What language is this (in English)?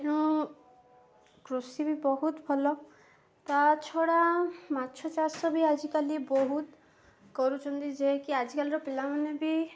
Odia